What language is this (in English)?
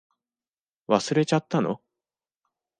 Japanese